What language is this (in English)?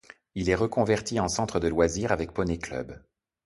French